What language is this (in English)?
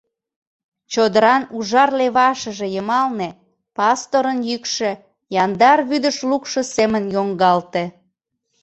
Mari